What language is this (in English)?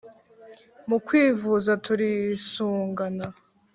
Kinyarwanda